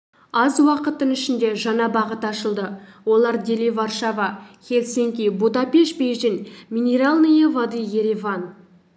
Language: Kazakh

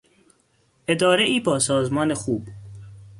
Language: Persian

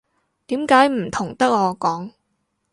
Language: Cantonese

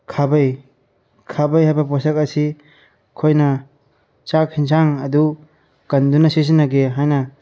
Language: Manipuri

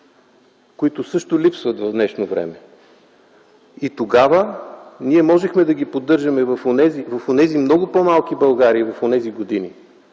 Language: Bulgarian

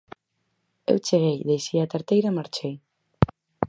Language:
Galician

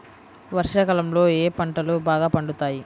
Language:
Telugu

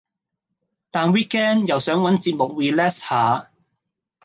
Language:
Cantonese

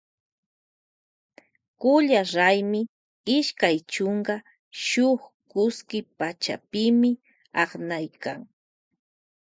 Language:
Loja Highland Quichua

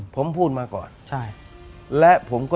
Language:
Thai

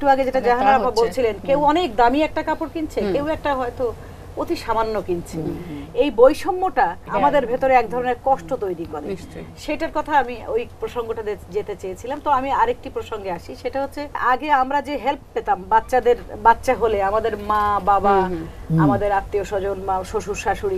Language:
Romanian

